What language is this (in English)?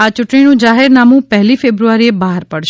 Gujarati